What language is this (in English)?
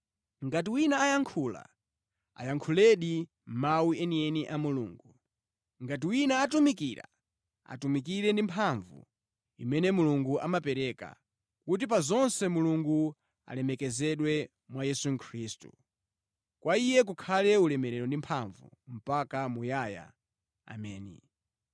Nyanja